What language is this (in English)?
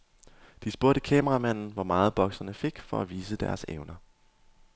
Danish